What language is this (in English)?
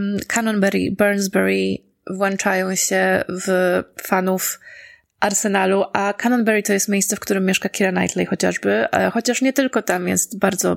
Polish